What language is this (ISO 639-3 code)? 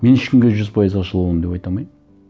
kaz